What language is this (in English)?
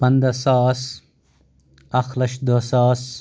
Kashmiri